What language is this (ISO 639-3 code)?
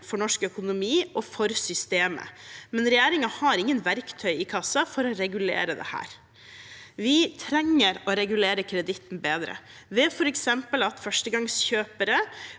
nor